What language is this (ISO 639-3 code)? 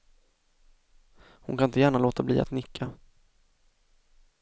swe